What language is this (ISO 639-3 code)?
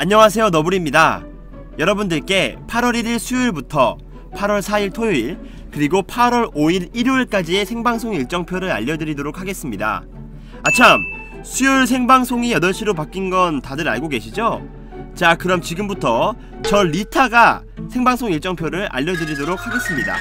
kor